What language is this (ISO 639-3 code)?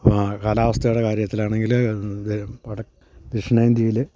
mal